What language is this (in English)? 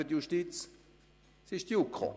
Swiss German